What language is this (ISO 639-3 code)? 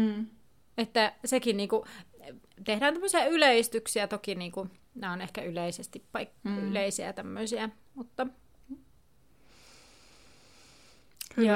fin